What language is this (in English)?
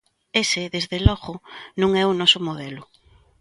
Galician